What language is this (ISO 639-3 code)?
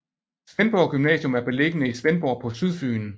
dan